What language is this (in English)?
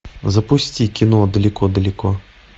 Russian